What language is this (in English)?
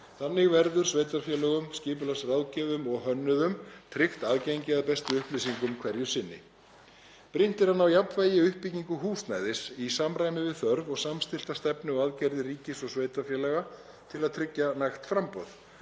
Icelandic